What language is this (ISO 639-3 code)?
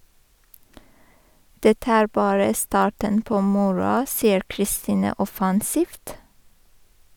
nor